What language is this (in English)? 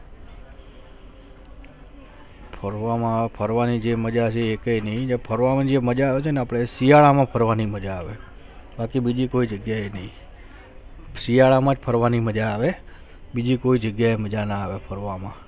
Gujarati